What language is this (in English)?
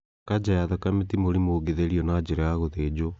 Kikuyu